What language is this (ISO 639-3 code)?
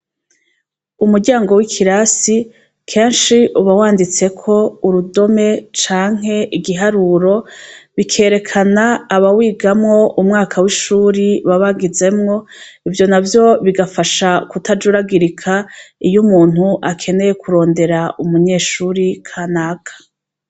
run